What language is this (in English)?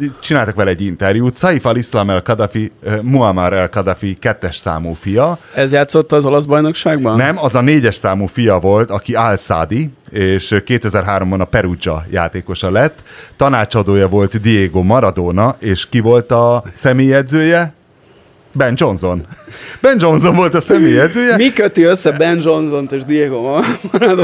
Hungarian